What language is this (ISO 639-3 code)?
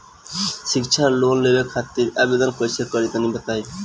bho